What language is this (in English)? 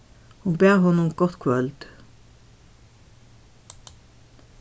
Faroese